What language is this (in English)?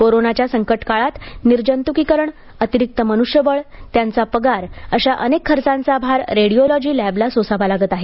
Marathi